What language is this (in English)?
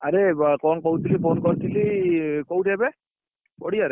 Odia